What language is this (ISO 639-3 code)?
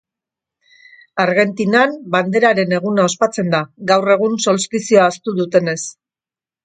eus